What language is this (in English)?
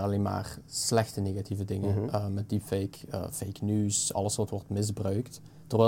Dutch